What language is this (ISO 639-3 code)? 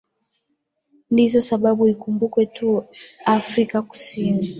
swa